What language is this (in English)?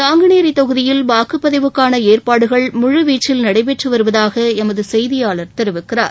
Tamil